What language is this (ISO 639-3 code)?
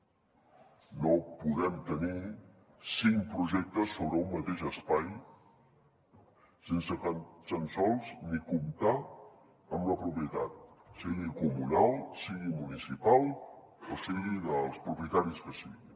cat